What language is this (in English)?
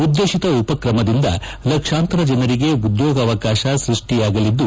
Kannada